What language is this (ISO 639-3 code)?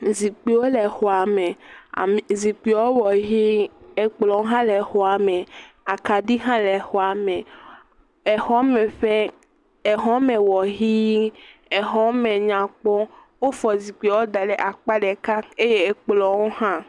ewe